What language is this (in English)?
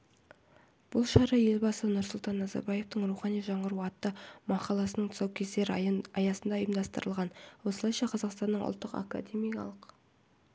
Kazakh